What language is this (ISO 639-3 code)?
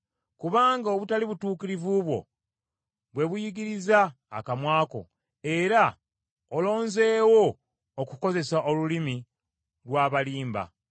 lug